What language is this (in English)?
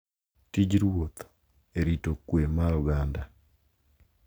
Luo (Kenya and Tanzania)